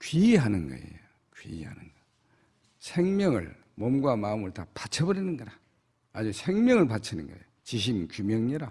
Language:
Korean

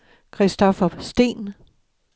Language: Danish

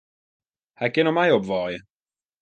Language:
Western Frisian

